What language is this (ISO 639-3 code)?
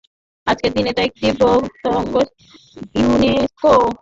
ben